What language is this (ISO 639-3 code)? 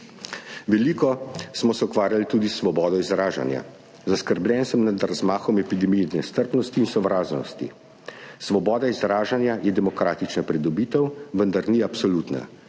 slv